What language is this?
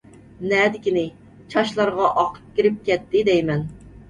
Uyghur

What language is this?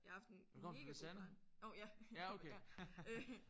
Danish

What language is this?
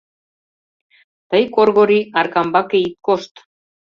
Mari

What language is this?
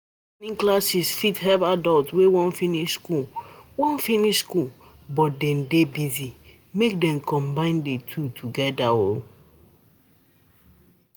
Nigerian Pidgin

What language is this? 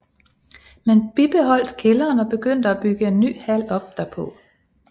Danish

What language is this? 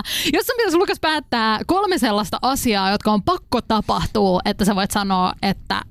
Finnish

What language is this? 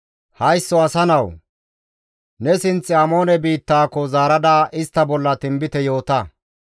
Gamo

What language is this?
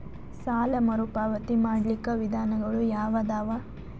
Kannada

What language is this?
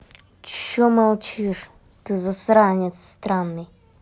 Russian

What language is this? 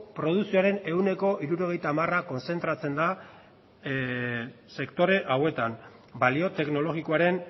Basque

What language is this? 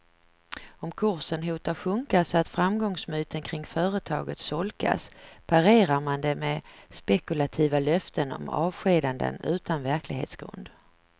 Swedish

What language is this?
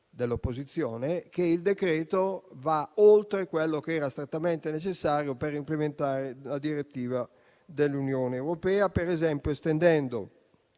Italian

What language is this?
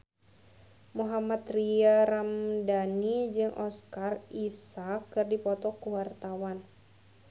Sundanese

